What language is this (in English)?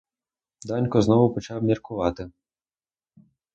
Ukrainian